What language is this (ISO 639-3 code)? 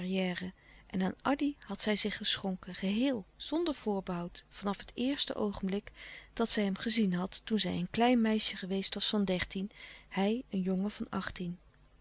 nld